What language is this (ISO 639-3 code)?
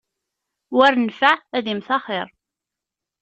kab